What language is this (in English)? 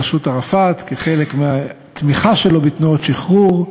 Hebrew